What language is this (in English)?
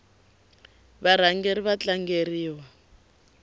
Tsonga